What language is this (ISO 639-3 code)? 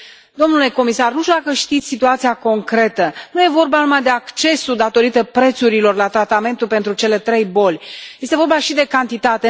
ron